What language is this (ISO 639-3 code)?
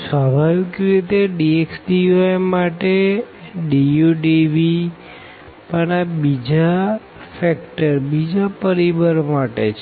guj